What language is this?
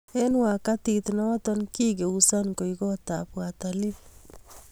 Kalenjin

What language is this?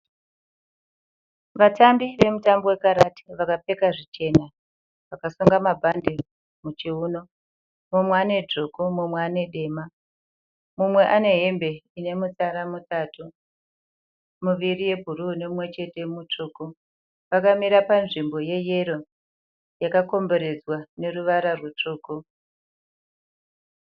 Shona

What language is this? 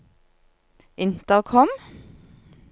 Norwegian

